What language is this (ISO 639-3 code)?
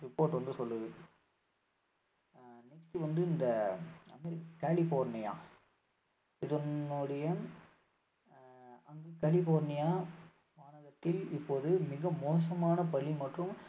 tam